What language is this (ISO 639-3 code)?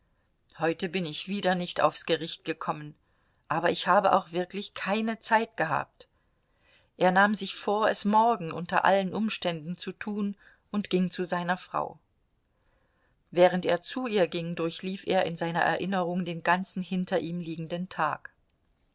deu